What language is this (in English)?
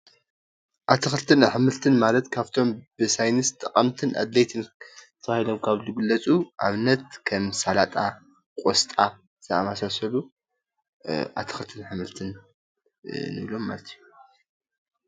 Tigrinya